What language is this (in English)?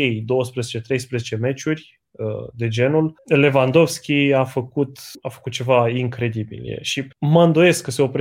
Romanian